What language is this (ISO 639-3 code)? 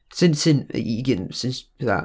cym